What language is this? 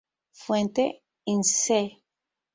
Spanish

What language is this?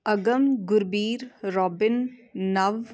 Punjabi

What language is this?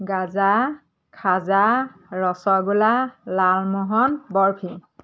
Assamese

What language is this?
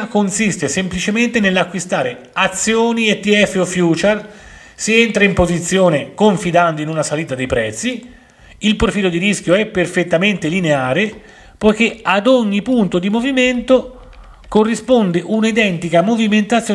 Italian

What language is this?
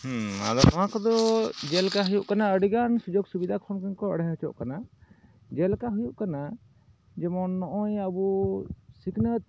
Santali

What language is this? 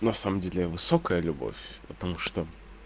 Russian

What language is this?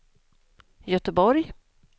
Swedish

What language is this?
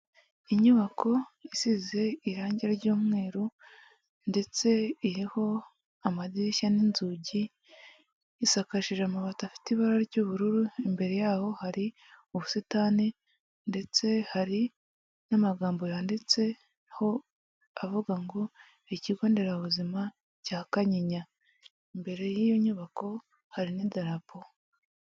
Kinyarwanda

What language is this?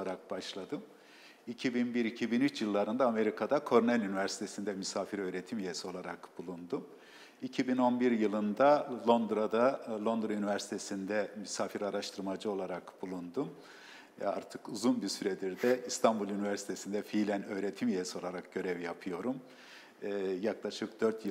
Turkish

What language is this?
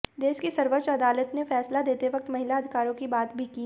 Hindi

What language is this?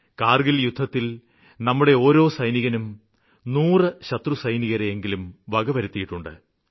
Malayalam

